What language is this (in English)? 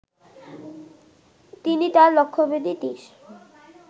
Bangla